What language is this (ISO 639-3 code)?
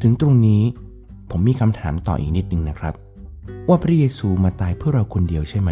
tha